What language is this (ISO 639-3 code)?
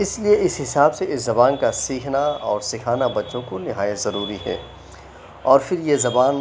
urd